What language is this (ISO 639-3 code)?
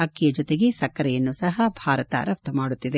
kan